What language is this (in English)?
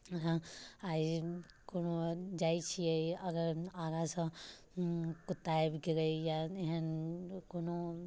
Maithili